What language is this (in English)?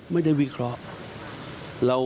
Thai